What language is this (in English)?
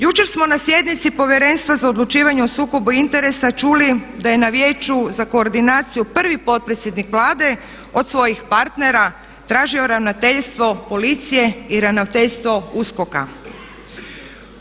Croatian